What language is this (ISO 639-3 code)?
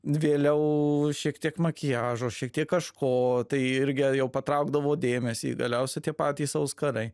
lit